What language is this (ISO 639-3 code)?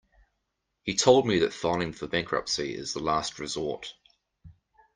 eng